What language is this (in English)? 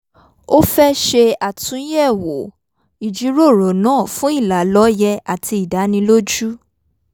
Yoruba